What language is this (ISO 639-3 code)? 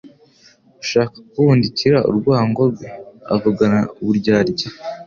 kin